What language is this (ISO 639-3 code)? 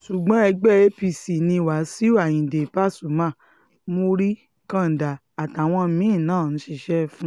yor